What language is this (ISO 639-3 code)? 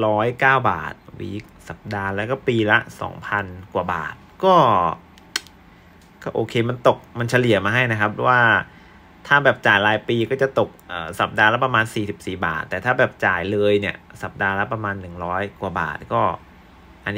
tha